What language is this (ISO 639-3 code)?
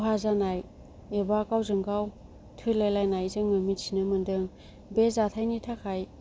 brx